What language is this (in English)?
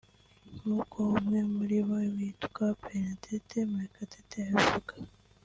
Kinyarwanda